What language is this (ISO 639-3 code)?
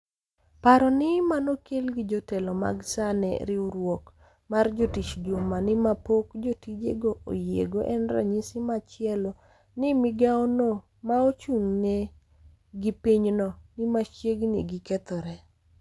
luo